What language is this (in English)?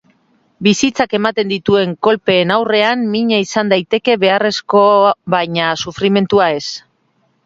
Basque